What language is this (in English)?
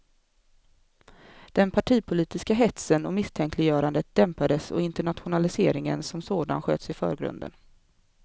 Swedish